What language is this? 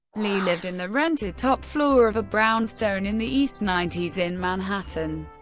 English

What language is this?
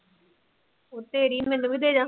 Punjabi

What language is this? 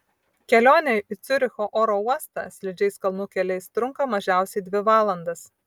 Lithuanian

